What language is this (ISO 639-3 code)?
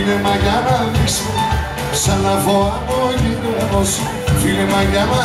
ell